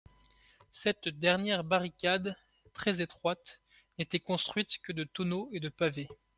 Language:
French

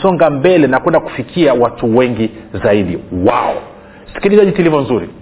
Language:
Swahili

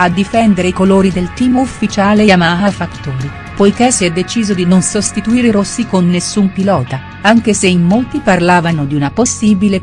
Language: Italian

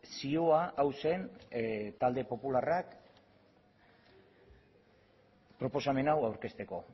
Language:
Basque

